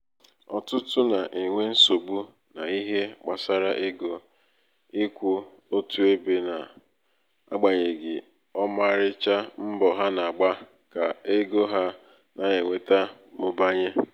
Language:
Igbo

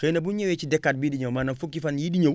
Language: Wolof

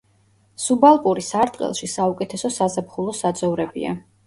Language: Georgian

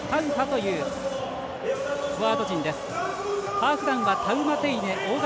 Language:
Japanese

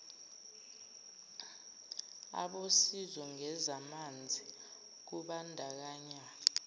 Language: Zulu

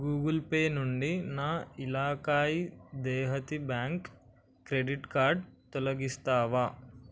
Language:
Telugu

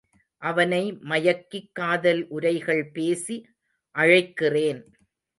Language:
Tamil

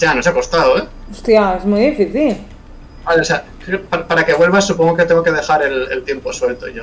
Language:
Spanish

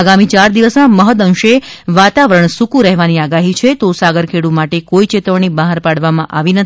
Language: Gujarati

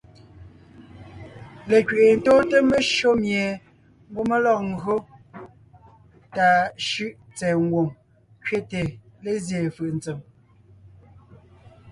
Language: Ngiemboon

